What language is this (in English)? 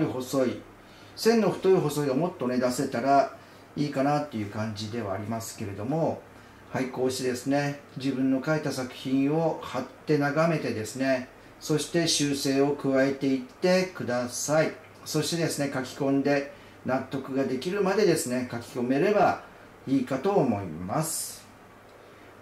Japanese